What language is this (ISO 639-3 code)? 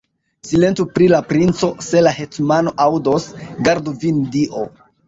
epo